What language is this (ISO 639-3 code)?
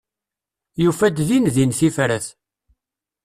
kab